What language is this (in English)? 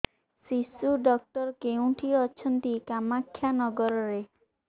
Odia